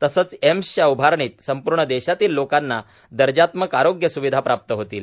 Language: Marathi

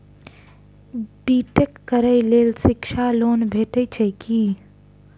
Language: Maithili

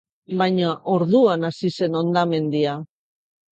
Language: Basque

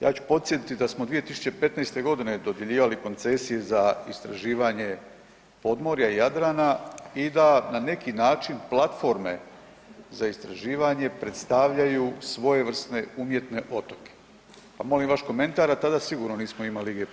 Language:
Croatian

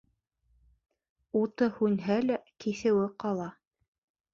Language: Bashkir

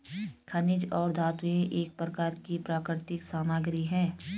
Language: Hindi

